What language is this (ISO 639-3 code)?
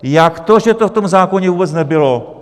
ces